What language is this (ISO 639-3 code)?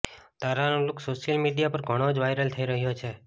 guj